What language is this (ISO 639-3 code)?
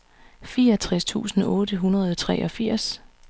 dan